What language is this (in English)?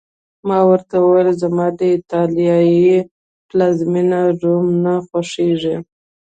Pashto